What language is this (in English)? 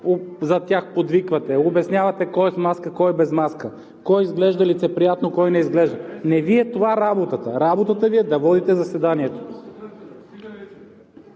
Bulgarian